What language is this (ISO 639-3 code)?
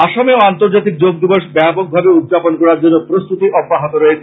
ben